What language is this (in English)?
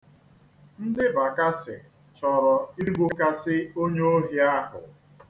Igbo